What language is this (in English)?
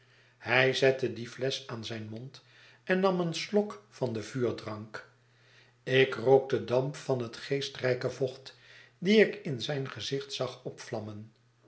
Dutch